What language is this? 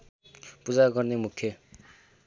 Nepali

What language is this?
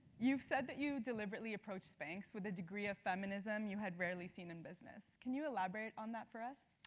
English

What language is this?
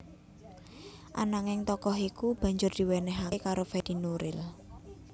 Javanese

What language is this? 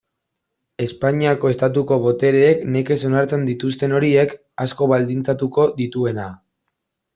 Basque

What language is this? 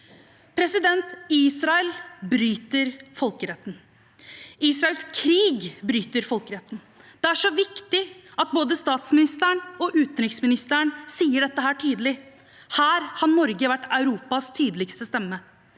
Norwegian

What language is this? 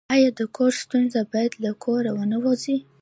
Pashto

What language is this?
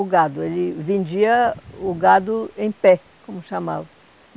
Portuguese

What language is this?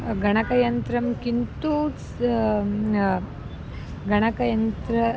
Sanskrit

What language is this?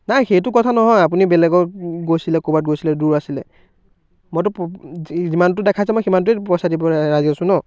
Assamese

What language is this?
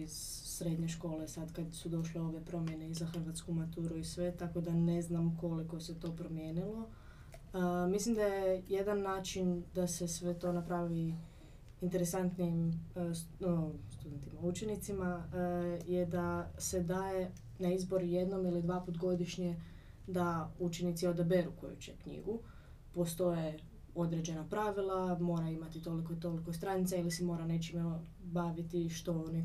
Croatian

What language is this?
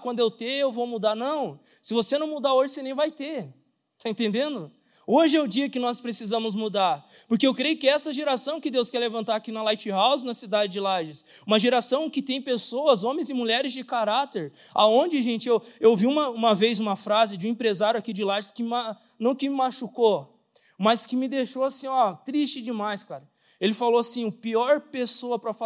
Portuguese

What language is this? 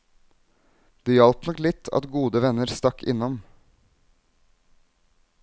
Norwegian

